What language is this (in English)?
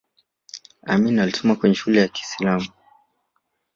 Swahili